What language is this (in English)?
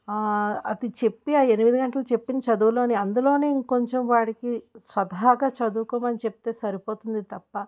Telugu